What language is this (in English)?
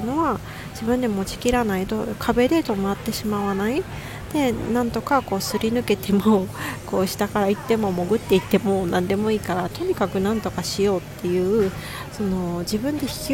Japanese